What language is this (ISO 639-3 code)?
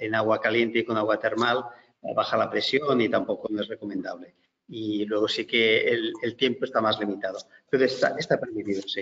spa